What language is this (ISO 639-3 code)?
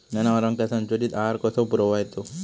mar